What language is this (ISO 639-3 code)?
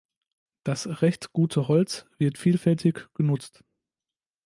deu